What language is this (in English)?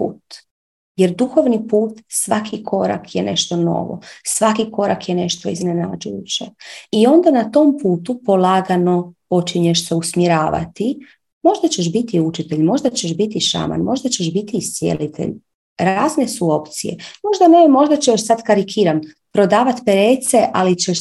Croatian